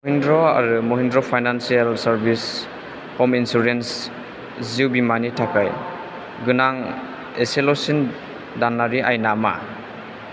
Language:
Bodo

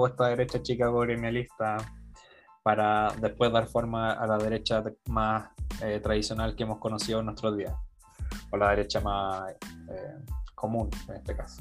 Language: Spanish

